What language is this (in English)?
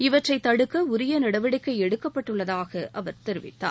Tamil